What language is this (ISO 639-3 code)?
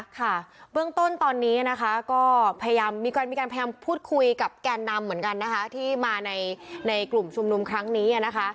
tha